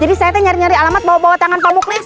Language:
Indonesian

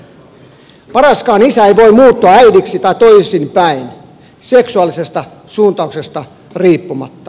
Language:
Finnish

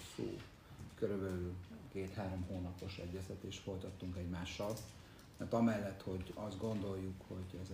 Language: Hungarian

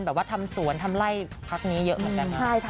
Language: Thai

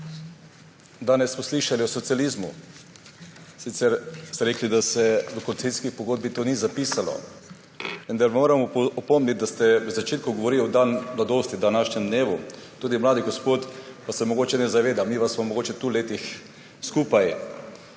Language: Slovenian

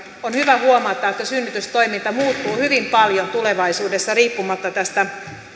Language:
Finnish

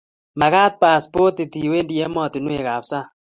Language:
Kalenjin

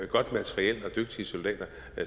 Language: Danish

